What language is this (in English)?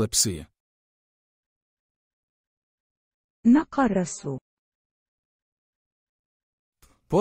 Arabic